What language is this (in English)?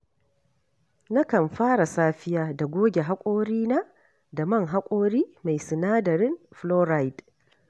Hausa